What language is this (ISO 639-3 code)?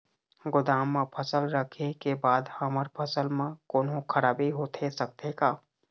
hne